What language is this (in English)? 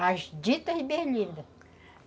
Portuguese